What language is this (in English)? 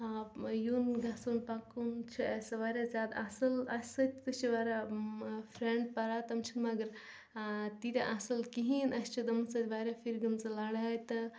Kashmiri